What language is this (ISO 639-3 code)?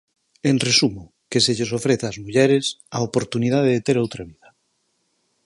glg